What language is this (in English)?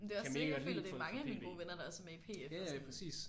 Danish